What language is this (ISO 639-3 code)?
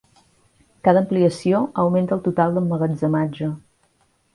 cat